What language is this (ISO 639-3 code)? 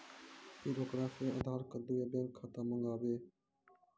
mai